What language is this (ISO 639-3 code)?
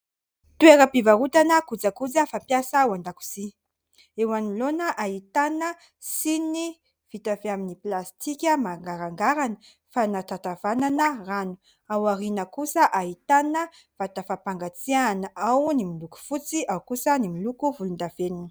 mlg